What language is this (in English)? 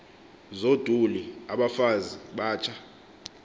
Xhosa